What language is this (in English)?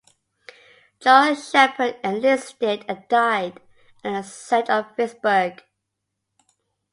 English